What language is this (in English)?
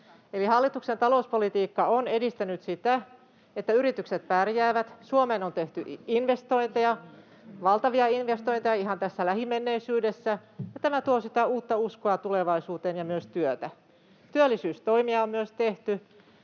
Finnish